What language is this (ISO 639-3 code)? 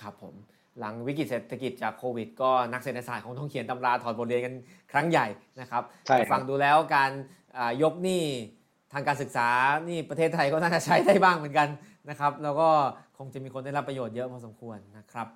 tha